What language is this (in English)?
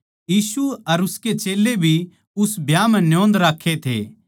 Haryanvi